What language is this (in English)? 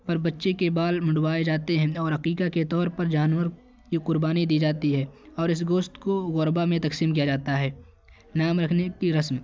Urdu